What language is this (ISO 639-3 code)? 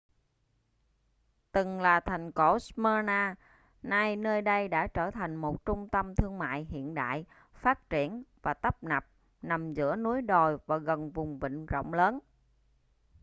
vie